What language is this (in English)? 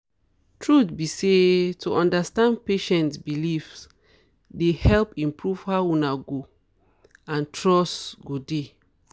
Nigerian Pidgin